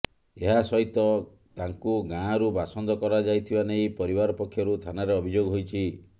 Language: Odia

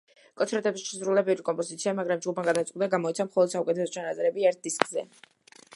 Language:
Georgian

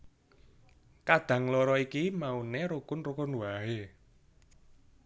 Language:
Javanese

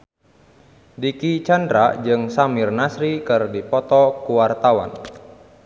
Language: Sundanese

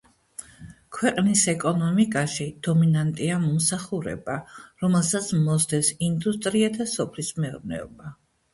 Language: Georgian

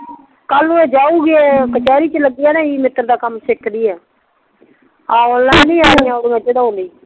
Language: Punjabi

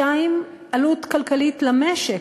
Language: Hebrew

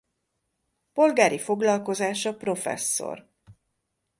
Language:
Hungarian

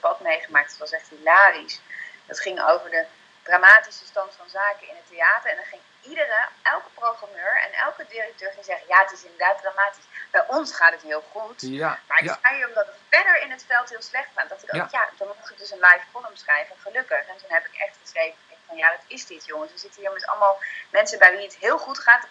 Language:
Dutch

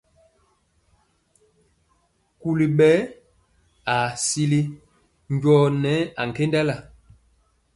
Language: Mpiemo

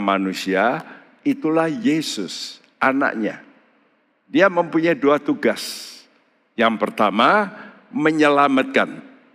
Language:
Indonesian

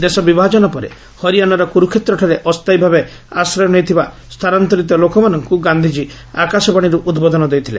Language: Odia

